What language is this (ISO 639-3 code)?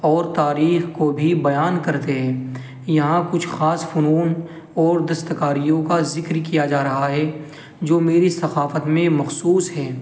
urd